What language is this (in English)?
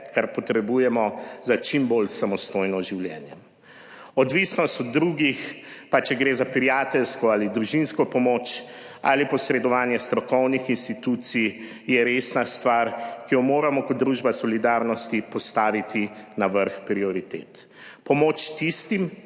Slovenian